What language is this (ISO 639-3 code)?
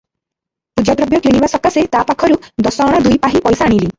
ori